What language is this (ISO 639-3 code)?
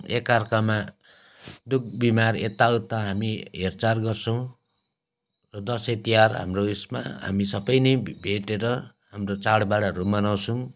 nep